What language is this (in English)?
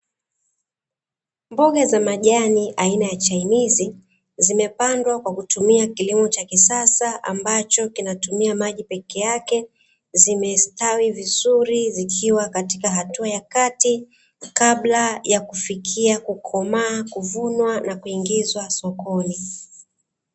Swahili